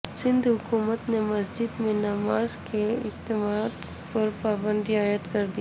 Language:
Urdu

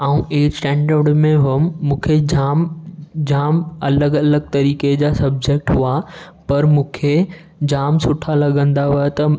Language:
Sindhi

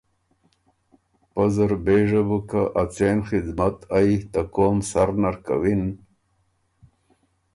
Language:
Ormuri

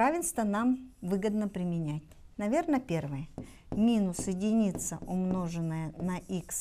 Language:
Russian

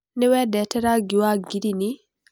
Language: Kikuyu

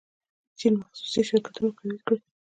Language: Pashto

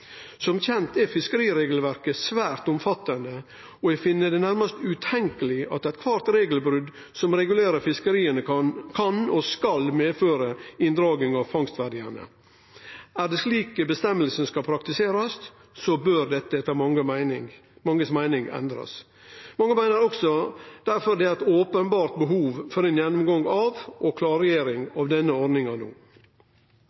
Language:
Norwegian Nynorsk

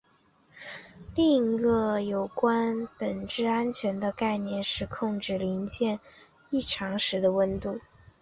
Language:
Chinese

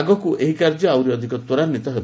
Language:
Odia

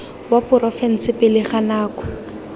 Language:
Tswana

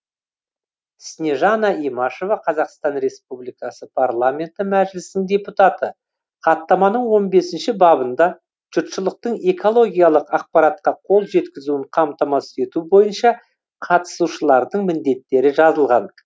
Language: Kazakh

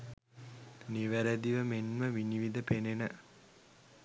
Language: Sinhala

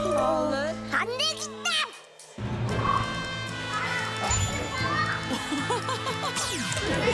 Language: Korean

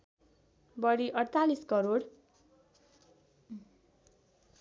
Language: Nepali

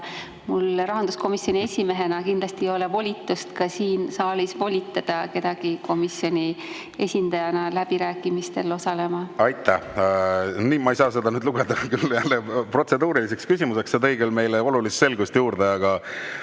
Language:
Estonian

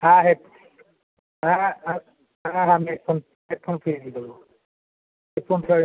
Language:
Bangla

